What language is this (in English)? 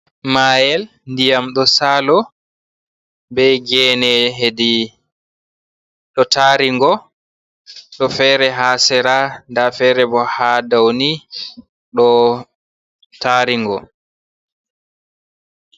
Fula